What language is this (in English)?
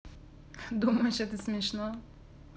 Russian